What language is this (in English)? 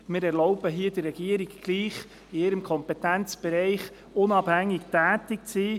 Swiss German